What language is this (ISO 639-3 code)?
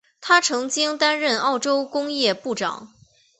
zho